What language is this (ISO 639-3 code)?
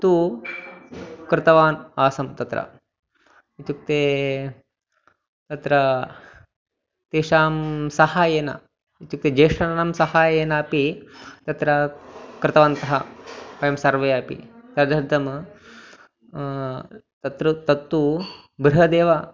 san